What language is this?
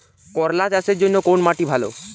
Bangla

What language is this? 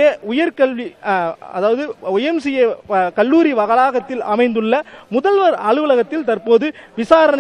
Romanian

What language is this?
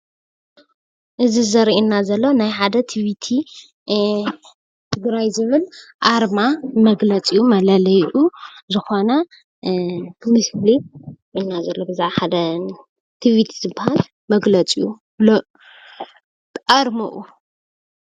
Tigrinya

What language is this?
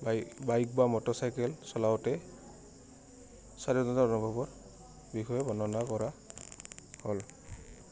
Assamese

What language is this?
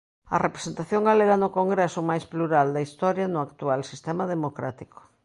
Galician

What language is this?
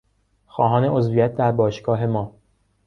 Persian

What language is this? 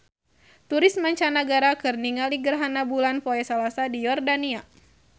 Sundanese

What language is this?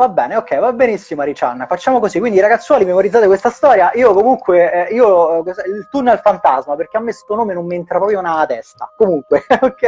Italian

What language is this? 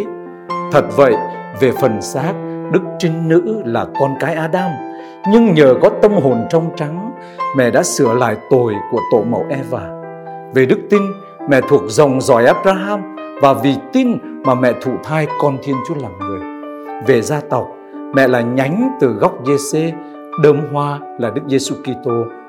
Vietnamese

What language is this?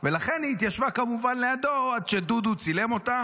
Hebrew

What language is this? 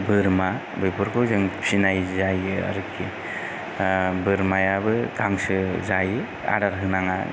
Bodo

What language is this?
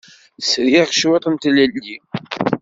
Kabyle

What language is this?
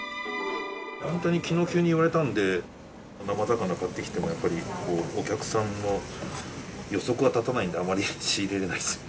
Japanese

